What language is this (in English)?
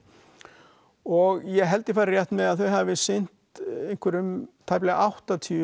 Icelandic